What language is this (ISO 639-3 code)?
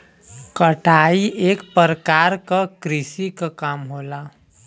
bho